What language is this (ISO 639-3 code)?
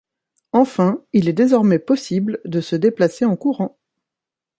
fra